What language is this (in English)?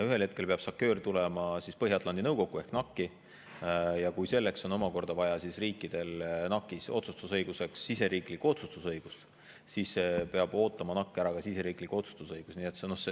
Estonian